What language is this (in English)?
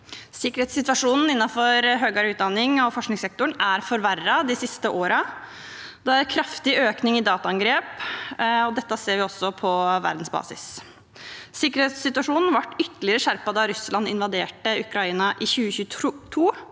Norwegian